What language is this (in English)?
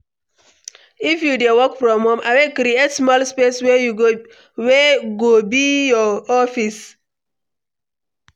Nigerian Pidgin